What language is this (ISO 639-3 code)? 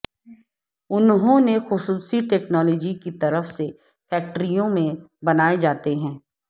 urd